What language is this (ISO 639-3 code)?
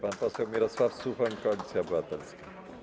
pol